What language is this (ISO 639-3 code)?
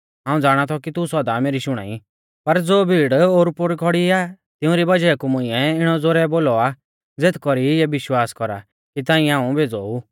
bfz